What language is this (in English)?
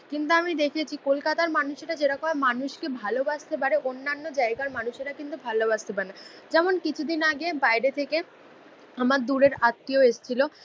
Bangla